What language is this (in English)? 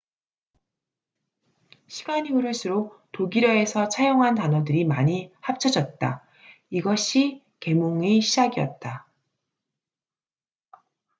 Korean